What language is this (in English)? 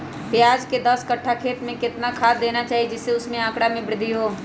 Magahi